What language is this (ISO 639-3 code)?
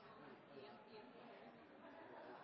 nob